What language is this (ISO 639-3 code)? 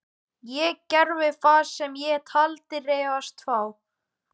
isl